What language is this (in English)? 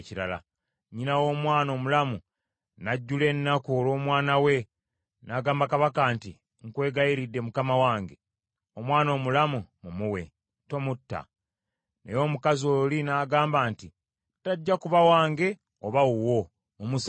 Ganda